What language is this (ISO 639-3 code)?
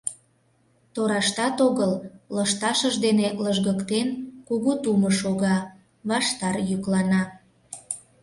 chm